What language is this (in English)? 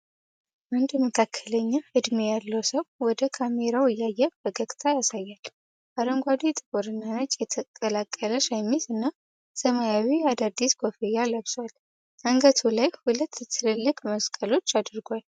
Amharic